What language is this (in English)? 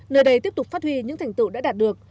Vietnamese